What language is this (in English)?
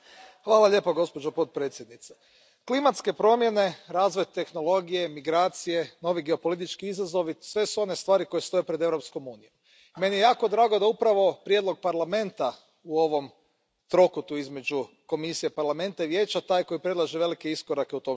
Croatian